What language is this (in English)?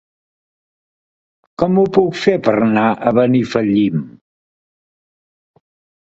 Catalan